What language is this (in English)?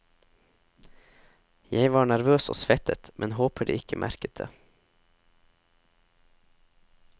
Norwegian